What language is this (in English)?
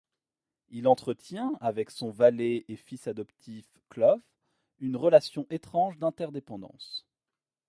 French